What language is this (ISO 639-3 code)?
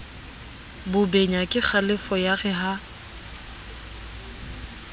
sot